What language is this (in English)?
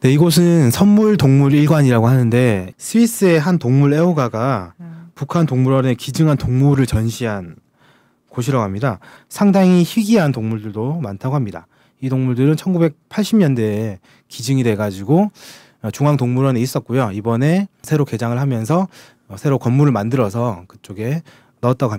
Korean